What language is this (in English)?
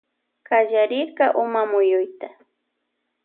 Loja Highland Quichua